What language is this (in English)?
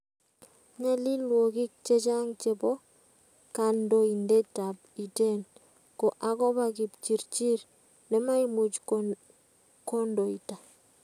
Kalenjin